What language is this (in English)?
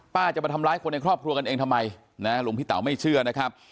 Thai